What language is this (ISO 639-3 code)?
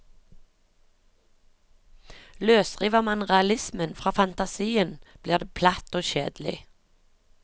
nor